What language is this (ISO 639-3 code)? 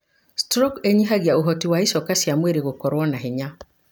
kik